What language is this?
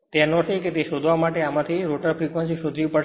Gujarati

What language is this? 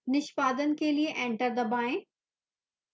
Hindi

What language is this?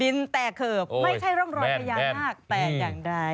Thai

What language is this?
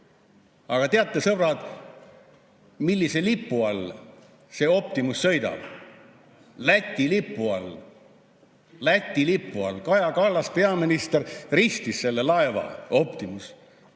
Estonian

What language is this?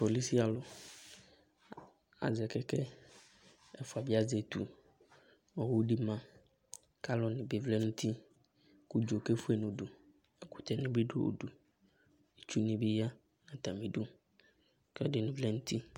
Ikposo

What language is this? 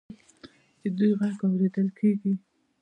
Pashto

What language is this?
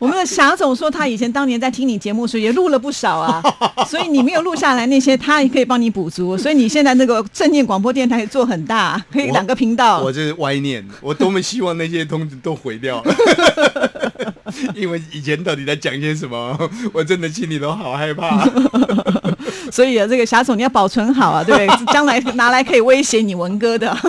Chinese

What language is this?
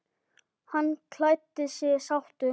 Icelandic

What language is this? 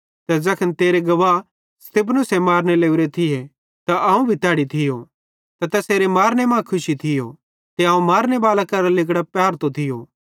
Bhadrawahi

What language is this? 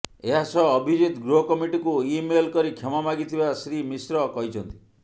Odia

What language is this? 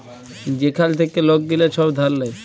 Bangla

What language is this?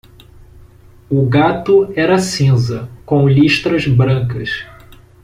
Portuguese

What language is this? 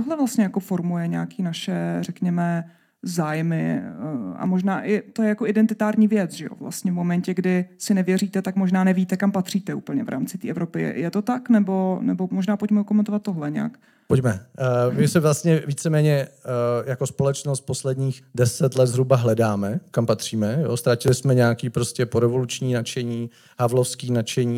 Czech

